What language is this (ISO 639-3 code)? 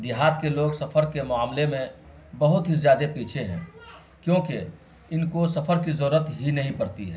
urd